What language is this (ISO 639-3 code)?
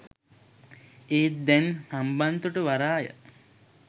sin